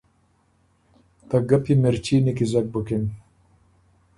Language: Ormuri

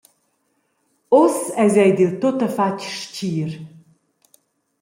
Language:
Romansh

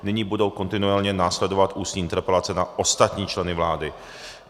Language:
Czech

